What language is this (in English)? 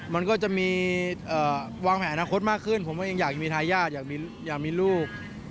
Thai